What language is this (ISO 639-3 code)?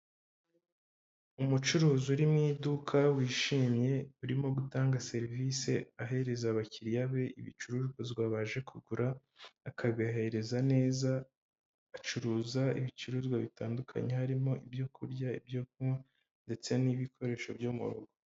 kin